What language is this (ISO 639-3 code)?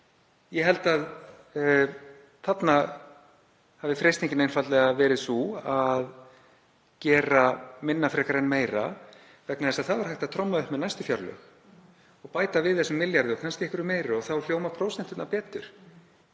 isl